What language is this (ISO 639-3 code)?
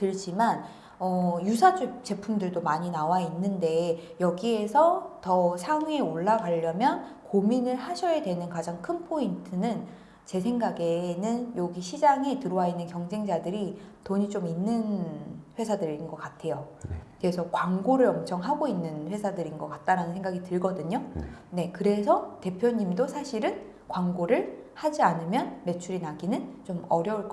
kor